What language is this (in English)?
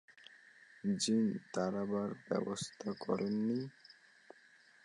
Bangla